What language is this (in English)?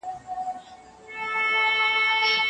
Pashto